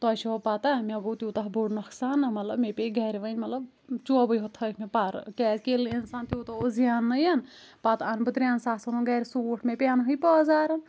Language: Kashmiri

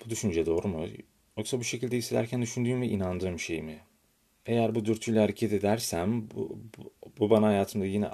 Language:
Turkish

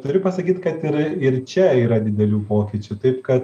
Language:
Lithuanian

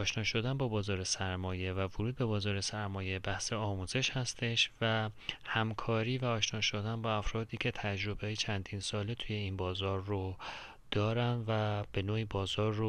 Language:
Persian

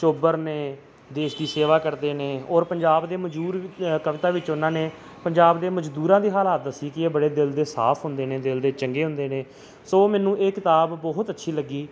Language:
Punjabi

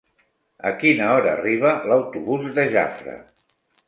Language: Catalan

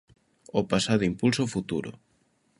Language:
Galician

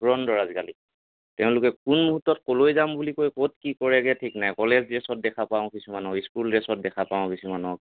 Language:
Assamese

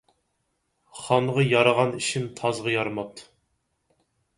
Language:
Uyghur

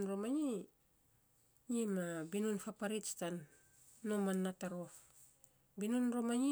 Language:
Saposa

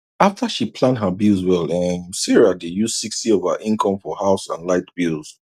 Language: Nigerian Pidgin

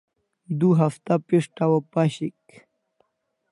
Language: Kalasha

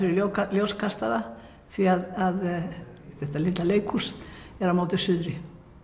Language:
Icelandic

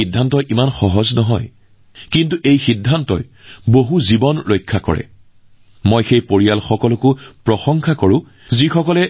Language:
Assamese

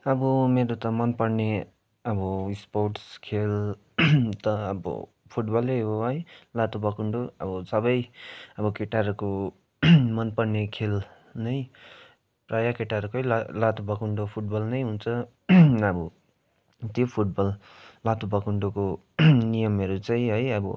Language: Nepali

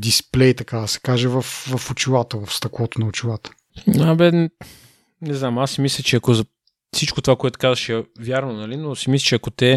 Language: Bulgarian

